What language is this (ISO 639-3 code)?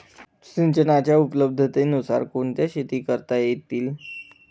mar